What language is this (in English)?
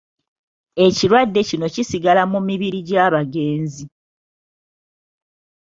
Ganda